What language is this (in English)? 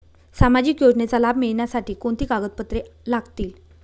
Marathi